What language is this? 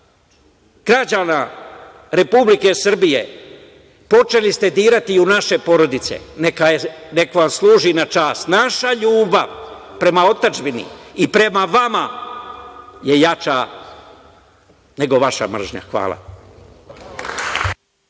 Serbian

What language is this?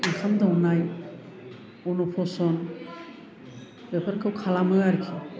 Bodo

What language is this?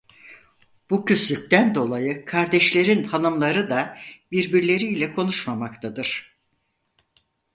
Turkish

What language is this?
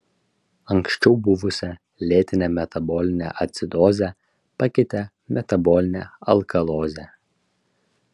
Lithuanian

